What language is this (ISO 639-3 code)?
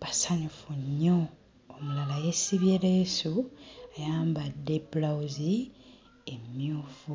lug